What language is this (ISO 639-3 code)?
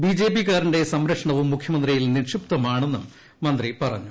mal